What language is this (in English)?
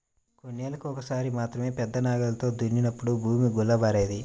Telugu